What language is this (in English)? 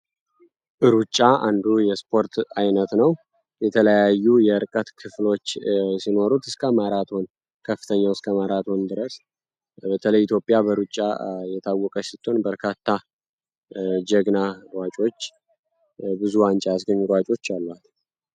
Amharic